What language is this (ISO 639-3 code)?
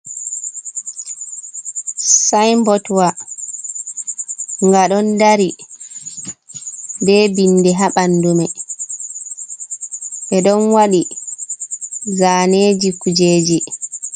ful